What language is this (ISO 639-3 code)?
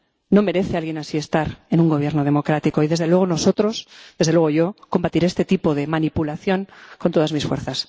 spa